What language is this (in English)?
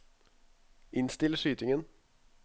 Norwegian